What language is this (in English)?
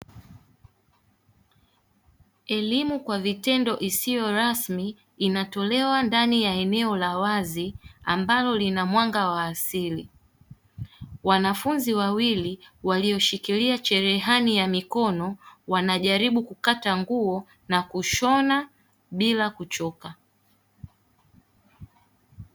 Swahili